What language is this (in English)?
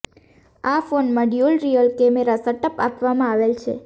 Gujarati